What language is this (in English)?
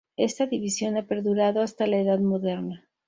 Spanish